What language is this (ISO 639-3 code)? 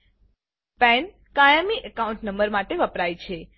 guj